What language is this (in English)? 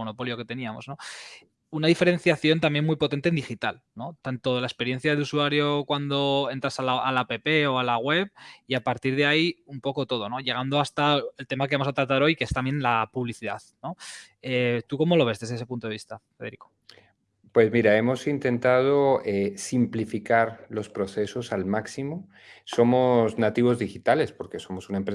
Spanish